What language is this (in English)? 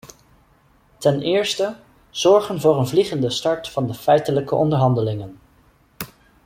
Dutch